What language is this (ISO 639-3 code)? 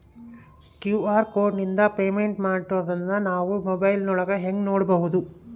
kan